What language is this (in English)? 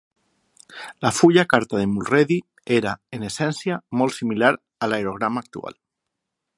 Catalan